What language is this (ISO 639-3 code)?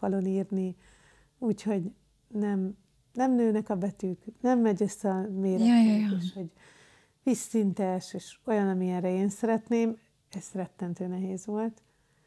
hun